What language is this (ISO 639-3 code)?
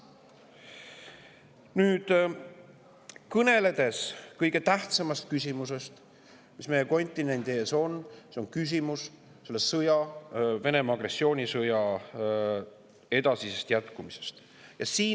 est